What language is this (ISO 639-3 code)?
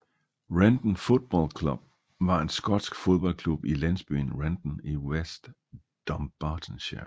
dan